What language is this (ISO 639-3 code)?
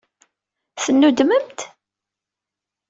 kab